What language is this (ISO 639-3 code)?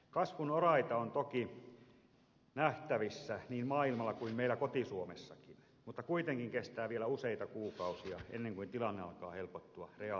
fin